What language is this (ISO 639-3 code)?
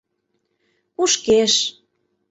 chm